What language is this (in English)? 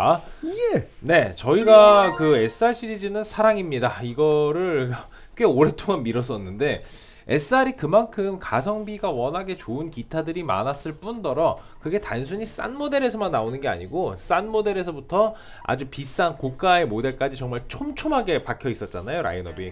Korean